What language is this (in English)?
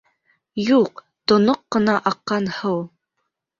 Bashkir